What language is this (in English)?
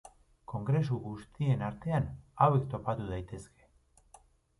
Basque